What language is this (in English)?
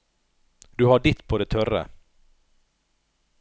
Norwegian